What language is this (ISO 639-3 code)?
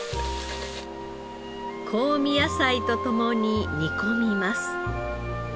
jpn